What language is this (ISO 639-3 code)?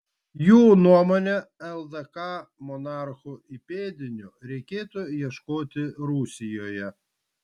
lit